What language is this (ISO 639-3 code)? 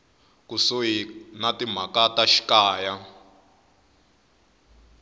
tso